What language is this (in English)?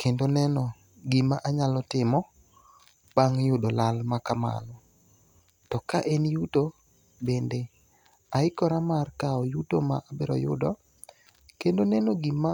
Luo (Kenya and Tanzania)